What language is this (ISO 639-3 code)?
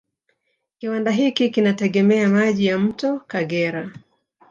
swa